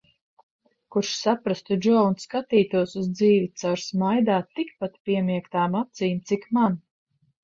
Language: Latvian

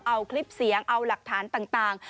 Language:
Thai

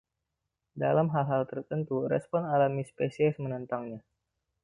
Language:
Indonesian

